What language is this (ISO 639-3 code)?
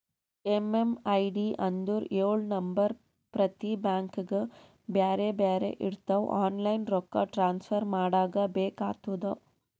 kan